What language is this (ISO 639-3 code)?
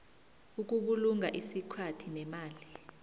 nbl